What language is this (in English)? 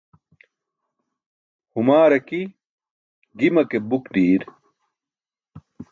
Burushaski